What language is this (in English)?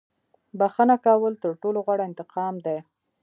Pashto